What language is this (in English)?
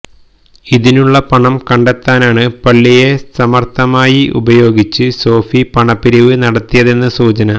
Malayalam